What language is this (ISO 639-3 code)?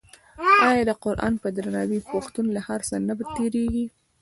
pus